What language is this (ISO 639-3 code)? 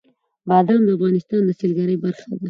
pus